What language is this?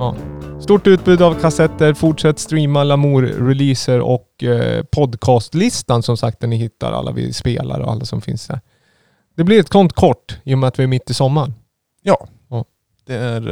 Swedish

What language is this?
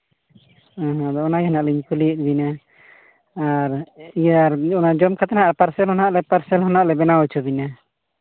Santali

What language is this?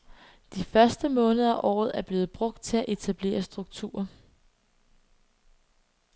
Danish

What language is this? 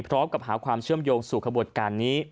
Thai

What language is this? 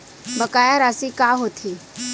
Chhattisgarhi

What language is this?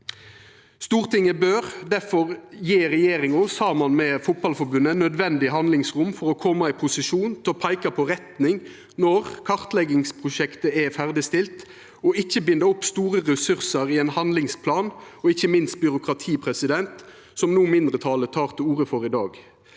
Norwegian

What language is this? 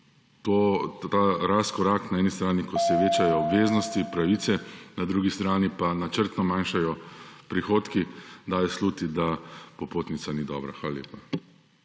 Slovenian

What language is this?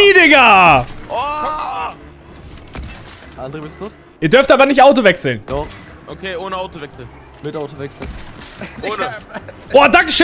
German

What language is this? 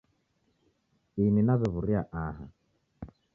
Taita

